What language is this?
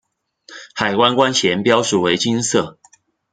Chinese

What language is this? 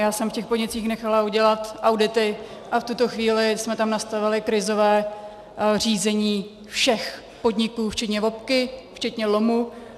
Czech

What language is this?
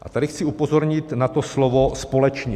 Czech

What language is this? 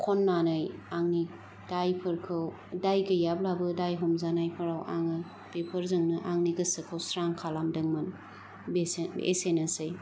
Bodo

